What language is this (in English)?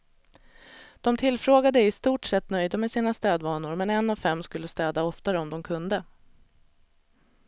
Swedish